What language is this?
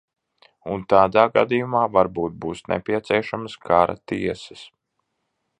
Latvian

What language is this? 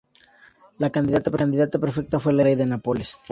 Spanish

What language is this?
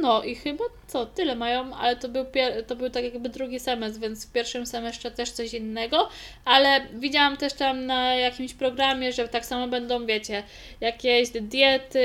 Polish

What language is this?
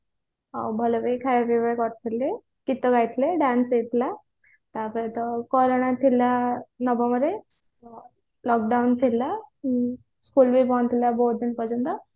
Odia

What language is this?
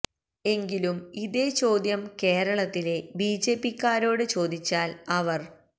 Malayalam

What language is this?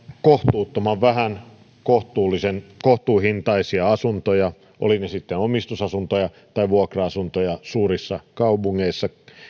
Finnish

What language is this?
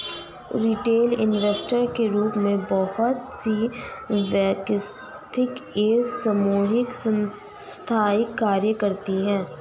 Hindi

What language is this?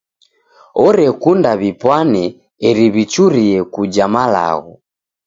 Taita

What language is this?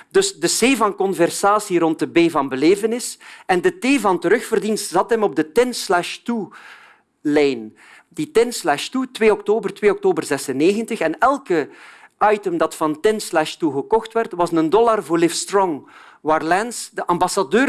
Dutch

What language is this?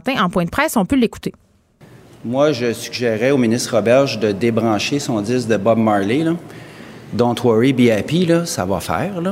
French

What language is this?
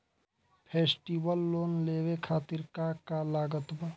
Bhojpuri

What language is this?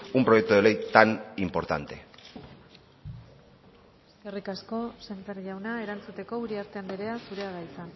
Basque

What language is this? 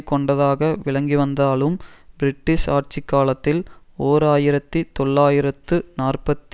Tamil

